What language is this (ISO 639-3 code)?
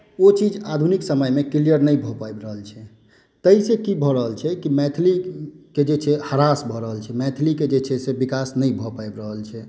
mai